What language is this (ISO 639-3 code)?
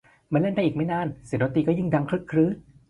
tha